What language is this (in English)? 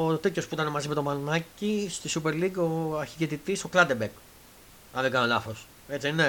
Greek